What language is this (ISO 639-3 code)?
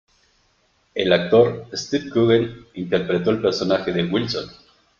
spa